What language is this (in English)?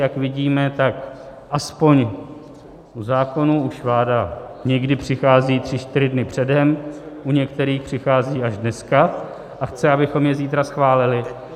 Czech